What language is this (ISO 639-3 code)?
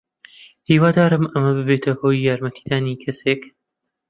ckb